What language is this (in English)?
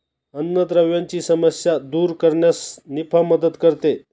Marathi